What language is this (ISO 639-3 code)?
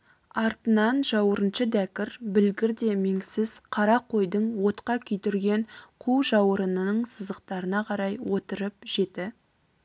kaz